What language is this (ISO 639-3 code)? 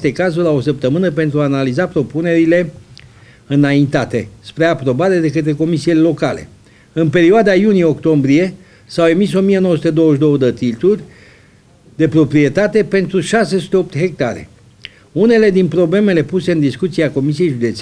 ron